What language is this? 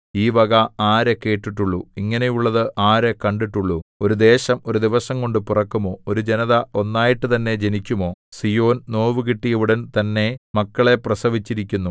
Malayalam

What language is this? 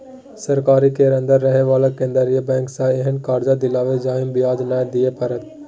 Maithili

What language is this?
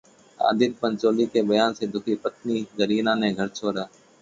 Hindi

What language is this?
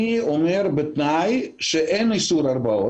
Hebrew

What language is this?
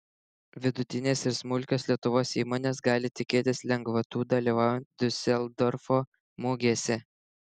Lithuanian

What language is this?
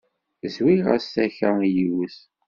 Kabyle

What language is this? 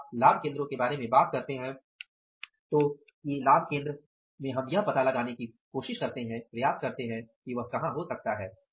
Hindi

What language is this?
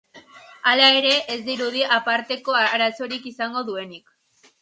Basque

